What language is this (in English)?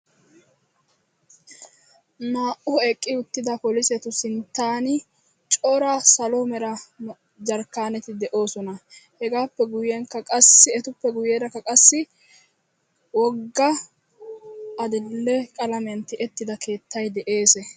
Wolaytta